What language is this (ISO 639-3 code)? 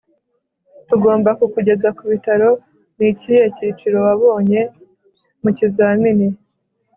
kin